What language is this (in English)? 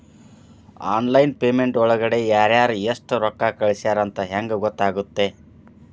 Kannada